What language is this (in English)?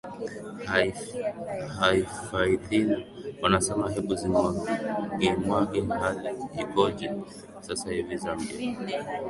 Swahili